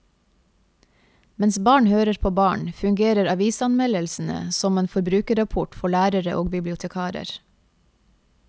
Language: Norwegian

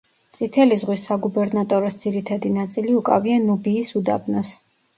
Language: Georgian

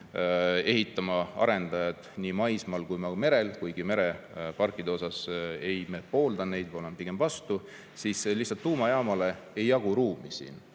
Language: Estonian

